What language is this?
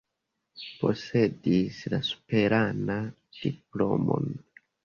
Esperanto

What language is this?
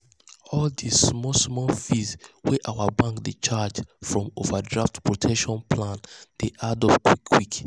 Nigerian Pidgin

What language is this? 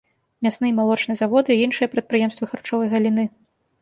Belarusian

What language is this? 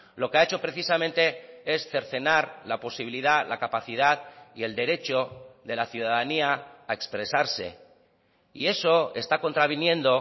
Spanish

